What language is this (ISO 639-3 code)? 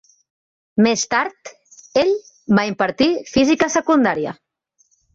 cat